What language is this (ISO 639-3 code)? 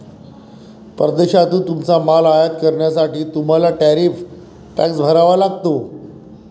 mar